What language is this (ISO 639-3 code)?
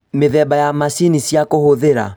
kik